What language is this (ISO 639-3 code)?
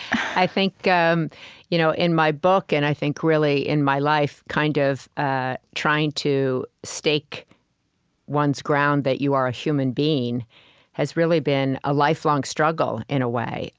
eng